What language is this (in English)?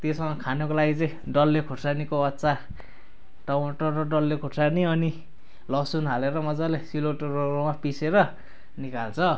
Nepali